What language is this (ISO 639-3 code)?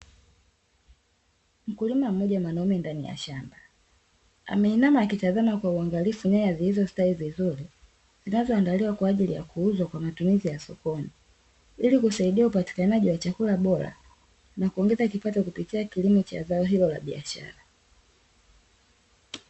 swa